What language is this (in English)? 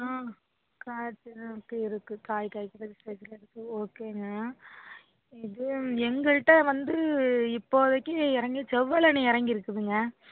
Tamil